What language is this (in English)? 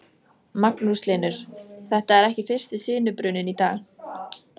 Icelandic